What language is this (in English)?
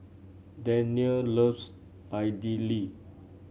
English